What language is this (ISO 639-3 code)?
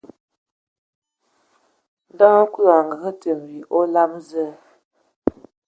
ewo